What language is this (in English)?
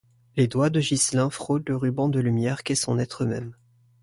French